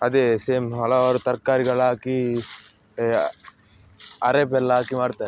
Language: Kannada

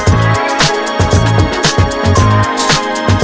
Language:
Indonesian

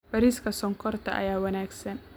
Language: Somali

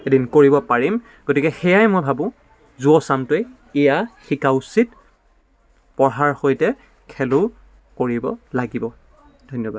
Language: Assamese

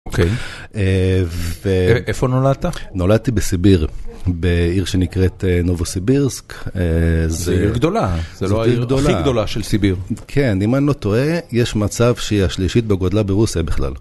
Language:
Hebrew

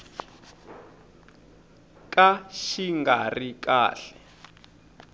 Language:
Tsonga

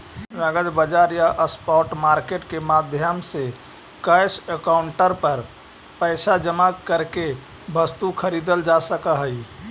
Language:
Magahi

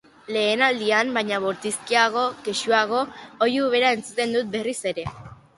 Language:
Basque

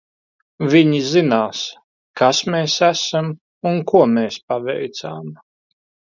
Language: Latvian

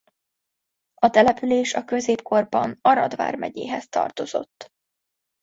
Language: Hungarian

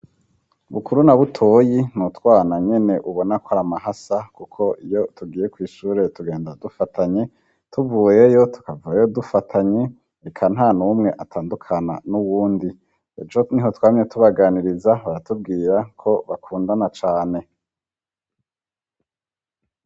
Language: Rundi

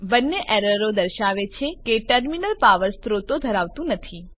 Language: Gujarati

